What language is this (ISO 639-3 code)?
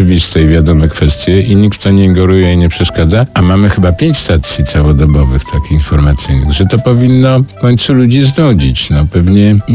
pol